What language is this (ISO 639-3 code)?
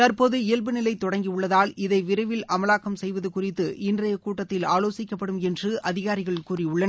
tam